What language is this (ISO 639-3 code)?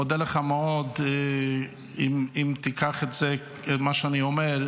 heb